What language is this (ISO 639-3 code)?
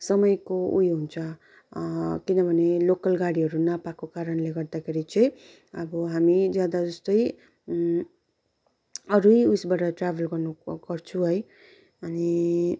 nep